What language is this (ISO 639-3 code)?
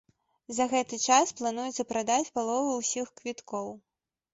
bel